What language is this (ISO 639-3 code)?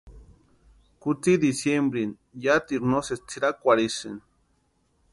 pua